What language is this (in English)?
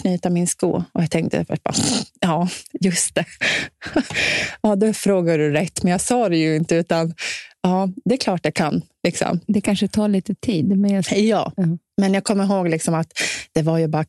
Swedish